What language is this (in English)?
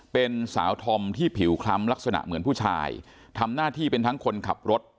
Thai